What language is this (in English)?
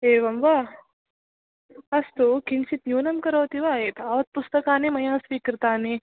Sanskrit